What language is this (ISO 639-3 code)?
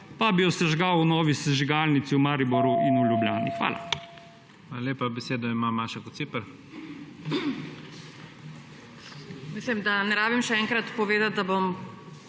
slv